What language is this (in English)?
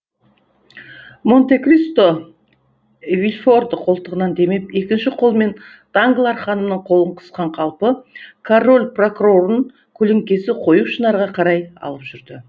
Kazakh